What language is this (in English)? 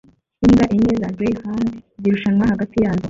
Kinyarwanda